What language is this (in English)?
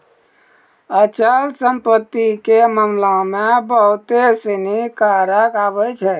Maithili